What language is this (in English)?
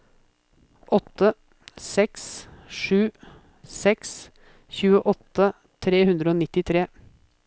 Norwegian